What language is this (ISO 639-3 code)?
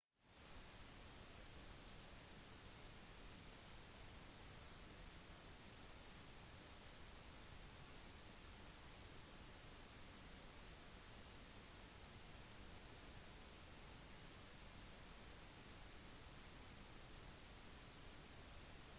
nob